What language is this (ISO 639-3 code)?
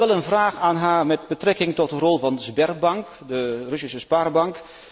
nld